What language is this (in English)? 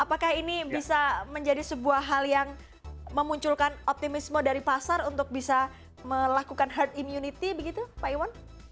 Indonesian